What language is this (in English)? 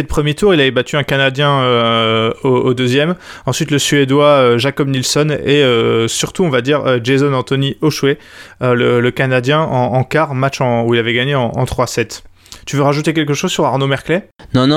French